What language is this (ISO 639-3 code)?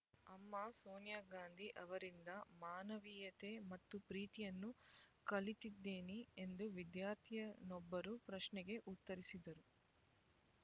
kan